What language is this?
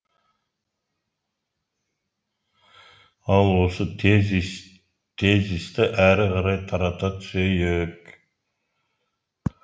Kazakh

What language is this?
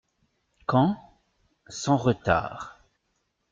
French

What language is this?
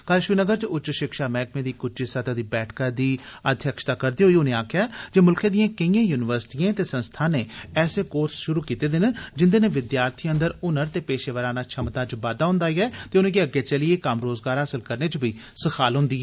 Dogri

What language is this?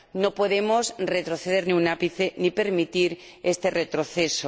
Spanish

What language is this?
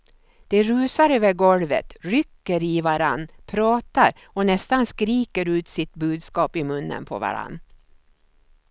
Swedish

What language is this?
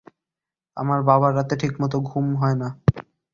Bangla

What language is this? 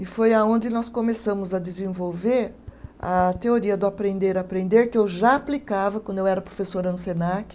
Portuguese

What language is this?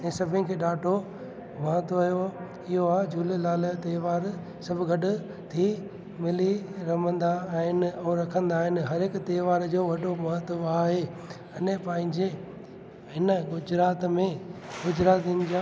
Sindhi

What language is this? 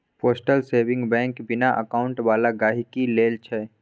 Maithili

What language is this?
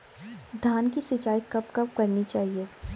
Hindi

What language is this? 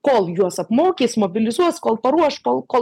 Lithuanian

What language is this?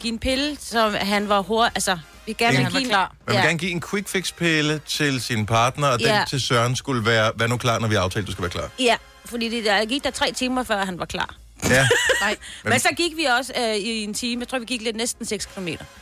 Danish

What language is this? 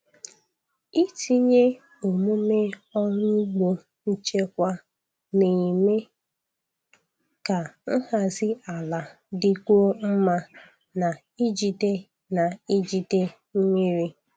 Igbo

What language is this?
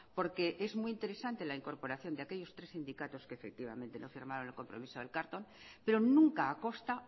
Spanish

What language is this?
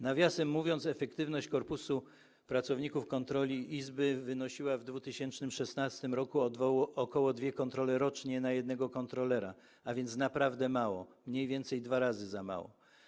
Polish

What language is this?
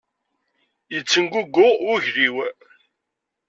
Kabyle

